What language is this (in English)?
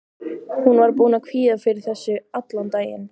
Icelandic